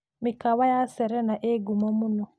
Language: Kikuyu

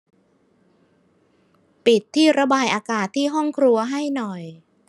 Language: Thai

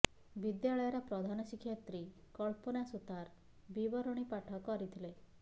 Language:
Odia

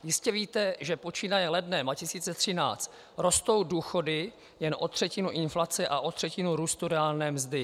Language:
Czech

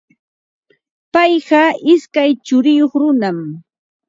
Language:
Ambo-Pasco Quechua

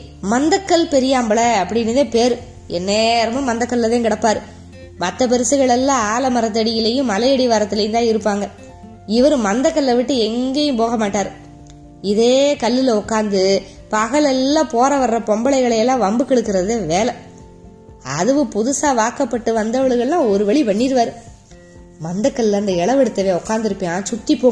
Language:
Tamil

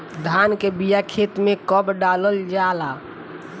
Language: Bhojpuri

